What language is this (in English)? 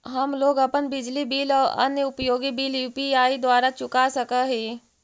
Magahi